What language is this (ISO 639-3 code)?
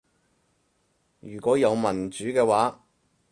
yue